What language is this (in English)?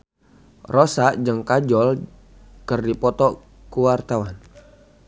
Sundanese